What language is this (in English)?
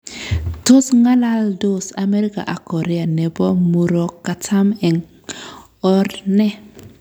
Kalenjin